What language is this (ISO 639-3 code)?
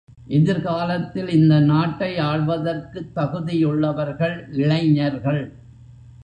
tam